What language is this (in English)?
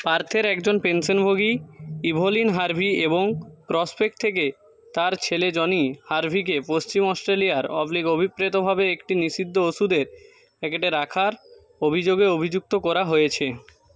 Bangla